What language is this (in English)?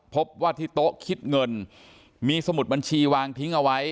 Thai